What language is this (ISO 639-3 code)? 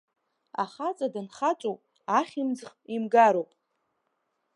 abk